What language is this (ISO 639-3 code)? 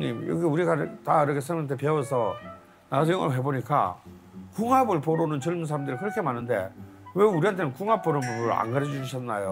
kor